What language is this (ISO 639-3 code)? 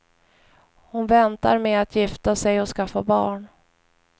swe